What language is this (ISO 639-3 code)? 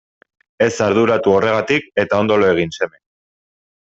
eus